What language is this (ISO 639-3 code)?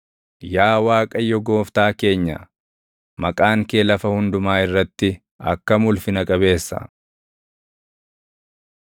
orm